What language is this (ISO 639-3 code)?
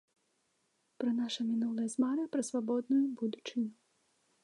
bel